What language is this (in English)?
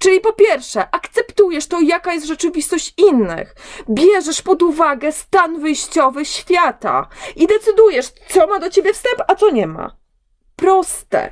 Polish